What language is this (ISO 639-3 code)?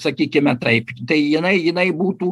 lit